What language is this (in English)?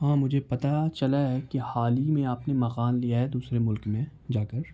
Urdu